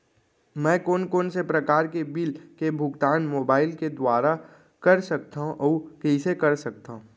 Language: Chhattisgarhi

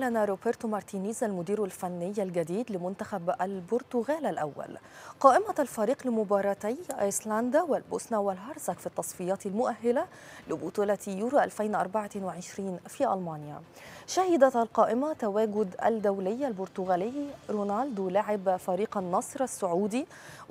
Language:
Arabic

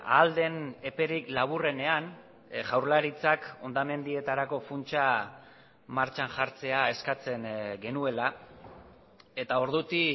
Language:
Basque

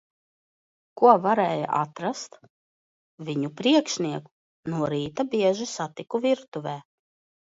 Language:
Latvian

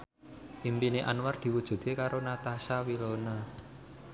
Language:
Javanese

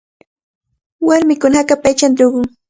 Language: Cajatambo North Lima Quechua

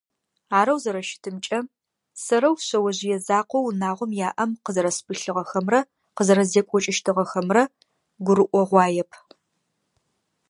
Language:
Adyghe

